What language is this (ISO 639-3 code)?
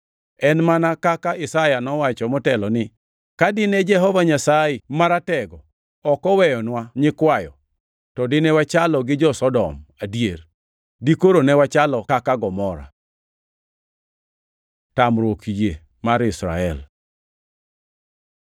luo